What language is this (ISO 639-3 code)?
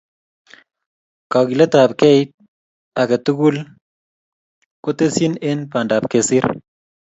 kln